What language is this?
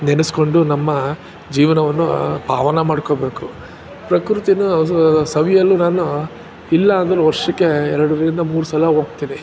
Kannada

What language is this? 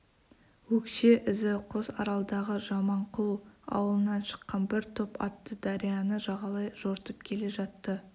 Kazakh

